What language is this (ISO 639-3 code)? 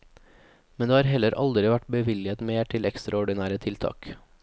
nor